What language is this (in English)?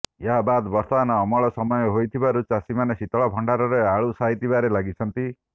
Odia